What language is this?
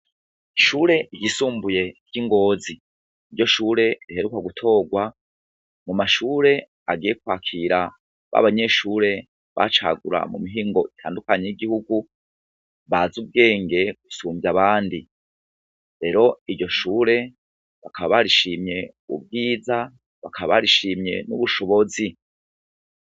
Rundi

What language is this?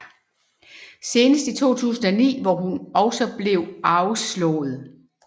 Danish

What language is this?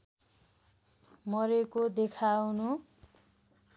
Nepali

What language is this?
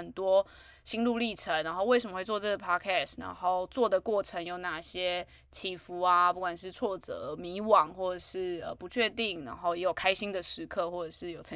Chinese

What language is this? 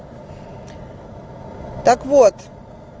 Russian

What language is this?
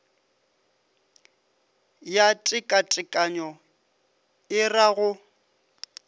Northern Sotho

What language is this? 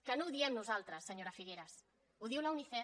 Catalan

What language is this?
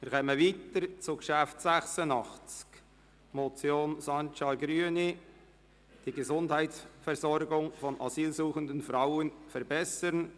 Swiss German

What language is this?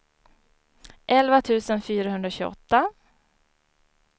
Swedish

